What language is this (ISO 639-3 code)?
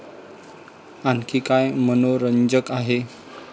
mar